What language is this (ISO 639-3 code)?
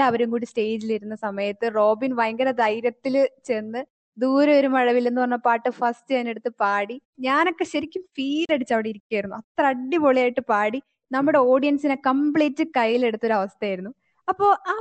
mal